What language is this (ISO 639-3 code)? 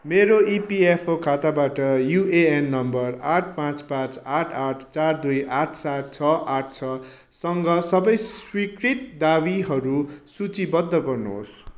nep